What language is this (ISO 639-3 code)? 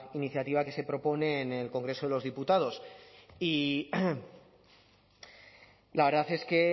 spa